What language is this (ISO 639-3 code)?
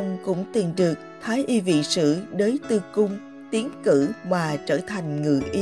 vie